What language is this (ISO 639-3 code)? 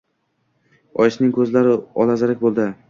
uzb